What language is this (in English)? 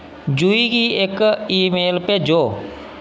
Dogri